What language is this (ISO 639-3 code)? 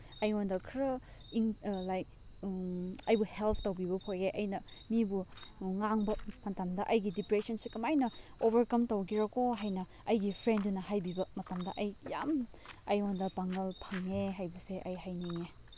mni